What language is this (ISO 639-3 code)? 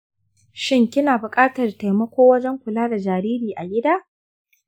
hau